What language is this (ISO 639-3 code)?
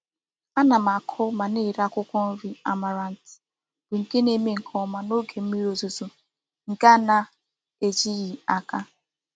ibo